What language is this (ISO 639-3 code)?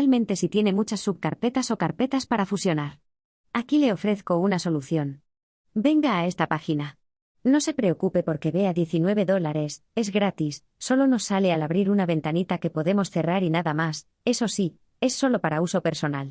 spa